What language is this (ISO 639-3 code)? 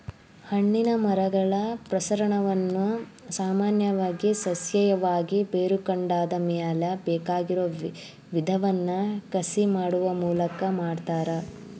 kan